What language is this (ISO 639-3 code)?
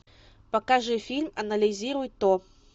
rus